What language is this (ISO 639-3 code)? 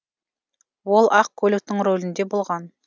kaz